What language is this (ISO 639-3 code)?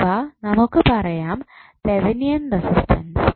mal